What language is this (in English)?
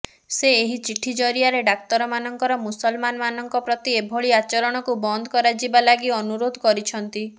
Odia